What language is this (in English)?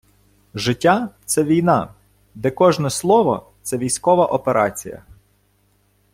Ukrainian